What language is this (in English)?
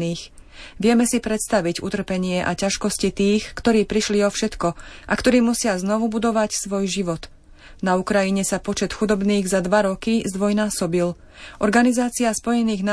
Slovak